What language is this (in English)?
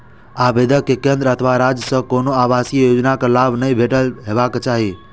Maithili